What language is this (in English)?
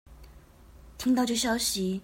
Chinese